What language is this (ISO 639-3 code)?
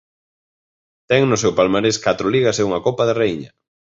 glg